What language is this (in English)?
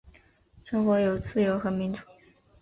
Chinese